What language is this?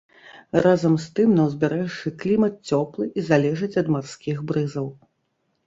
Belarusian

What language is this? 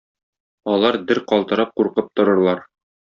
Tatar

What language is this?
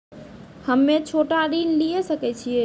Maithili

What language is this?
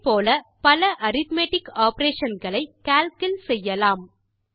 Tamil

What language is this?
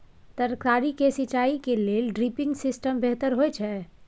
Maithili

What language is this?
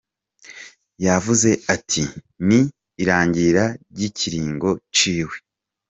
Kinyarwanda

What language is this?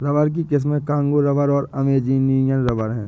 Hindi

